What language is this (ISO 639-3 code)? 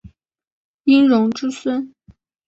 zho